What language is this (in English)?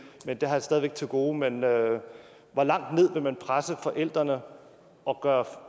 Danish